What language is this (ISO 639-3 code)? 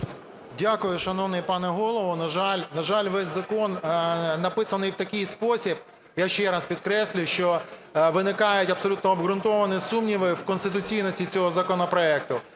ukr